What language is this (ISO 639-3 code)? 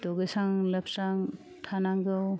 brx